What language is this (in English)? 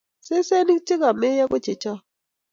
Kalenjin